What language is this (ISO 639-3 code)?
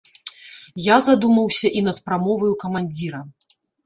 bel